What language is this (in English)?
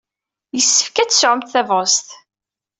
Kabyle